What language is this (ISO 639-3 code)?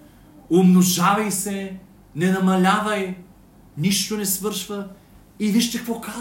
bul